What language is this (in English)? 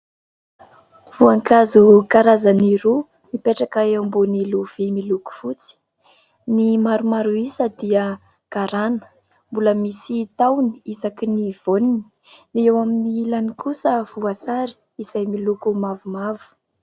Malagasy